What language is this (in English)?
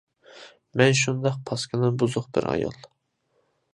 Uyghur